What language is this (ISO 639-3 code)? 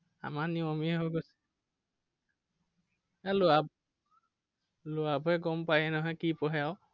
asm